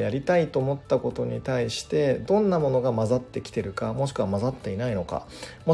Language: Japanese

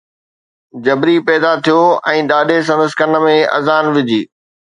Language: Sindhi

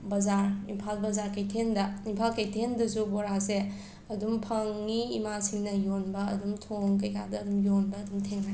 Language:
Manipuri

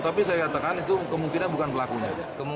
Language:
Indonesian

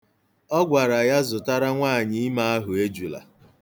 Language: Igbo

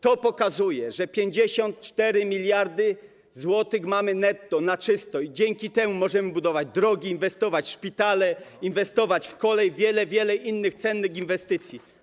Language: Polish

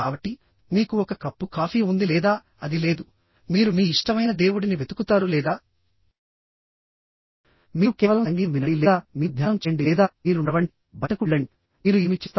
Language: Telugu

